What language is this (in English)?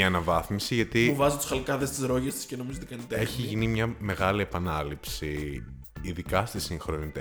Greek